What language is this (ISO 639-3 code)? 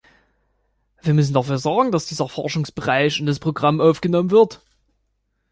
deu